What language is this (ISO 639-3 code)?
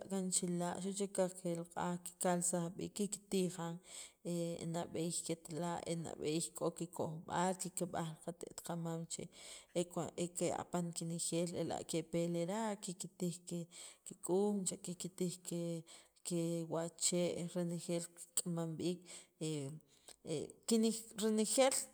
quv